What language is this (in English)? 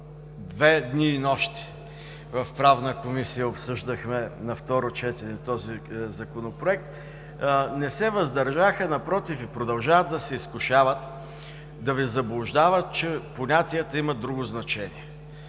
Bulgarian